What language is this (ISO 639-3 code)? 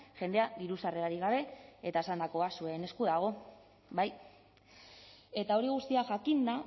eus